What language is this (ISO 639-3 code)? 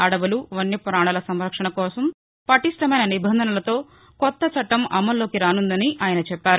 tel